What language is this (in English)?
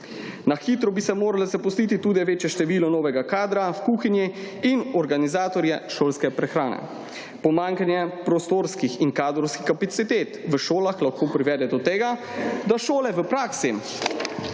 Slovenian